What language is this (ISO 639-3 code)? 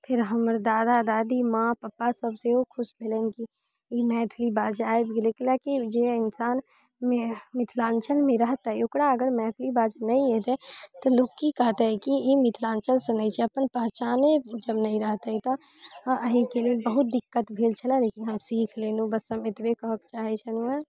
mai